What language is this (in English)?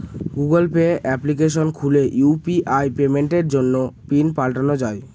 Bangla